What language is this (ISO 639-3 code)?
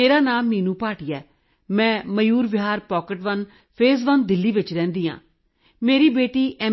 pan